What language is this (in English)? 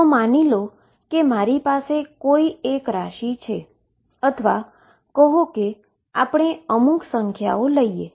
Gujarati